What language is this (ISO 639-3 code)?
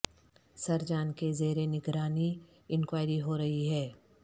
urd